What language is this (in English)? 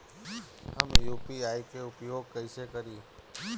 Bhojpuri